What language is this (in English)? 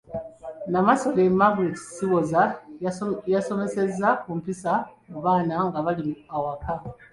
Ganda